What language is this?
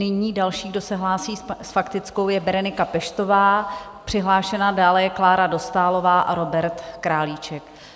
Czech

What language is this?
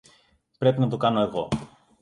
Greek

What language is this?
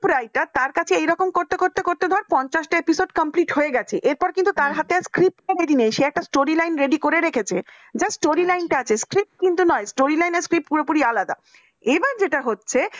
Bangla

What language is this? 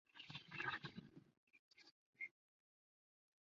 Chinese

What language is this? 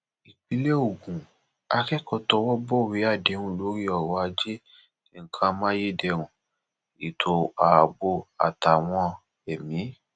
Yoruba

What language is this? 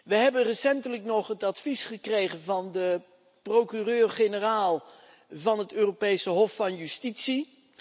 Dutch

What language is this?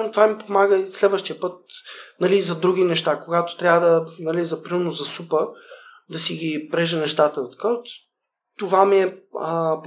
Bulgarian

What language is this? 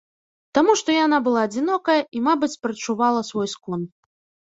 Belarusian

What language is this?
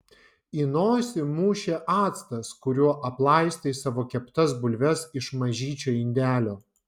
Lithuanian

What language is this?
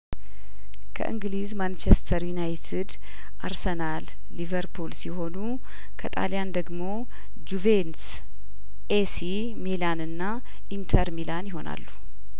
Amharic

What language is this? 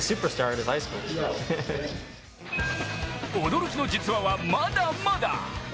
Japanese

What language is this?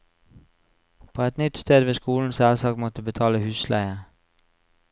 Norwegian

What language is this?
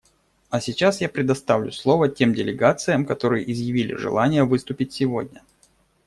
Russian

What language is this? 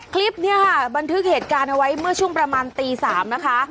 Thai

